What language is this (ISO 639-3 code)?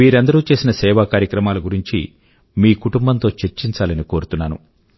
tel